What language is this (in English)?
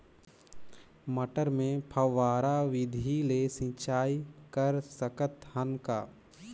Chhattisgarhi